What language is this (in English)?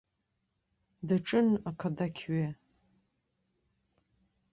Abkhazian